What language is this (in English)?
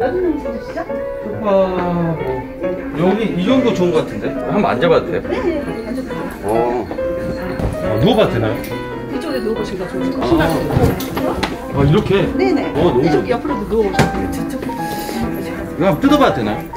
Korean